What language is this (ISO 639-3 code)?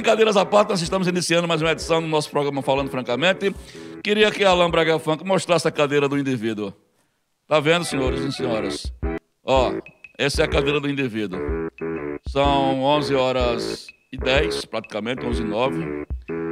por